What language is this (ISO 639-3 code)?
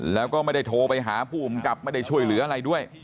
tha